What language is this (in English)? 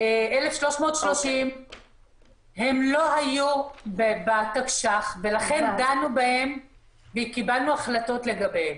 Hebrew